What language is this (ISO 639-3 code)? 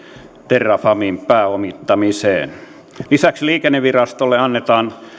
fin